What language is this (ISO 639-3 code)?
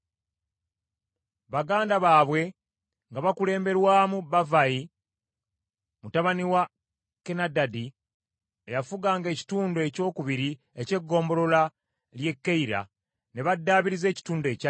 lug